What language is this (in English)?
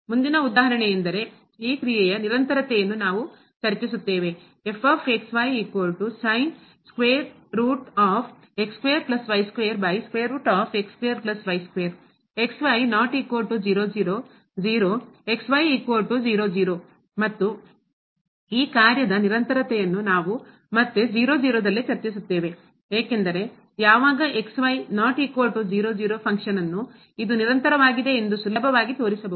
Kannada